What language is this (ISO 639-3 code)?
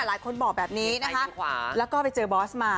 tha